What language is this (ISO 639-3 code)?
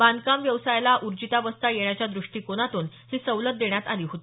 mar